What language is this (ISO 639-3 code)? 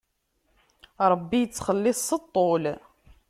kab